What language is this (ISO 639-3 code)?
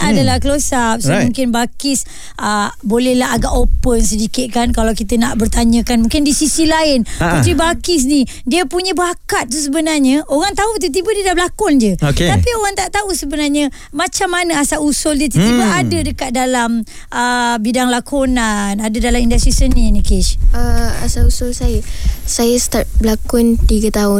msa